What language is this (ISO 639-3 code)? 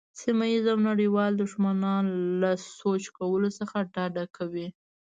pus